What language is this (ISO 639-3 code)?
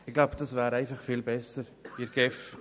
gsw